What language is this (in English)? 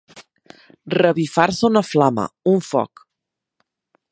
Catalan